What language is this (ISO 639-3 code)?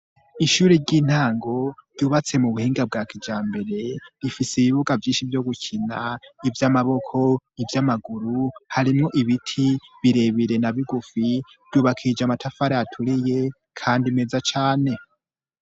run